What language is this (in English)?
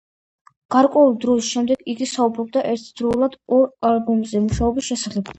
Georgian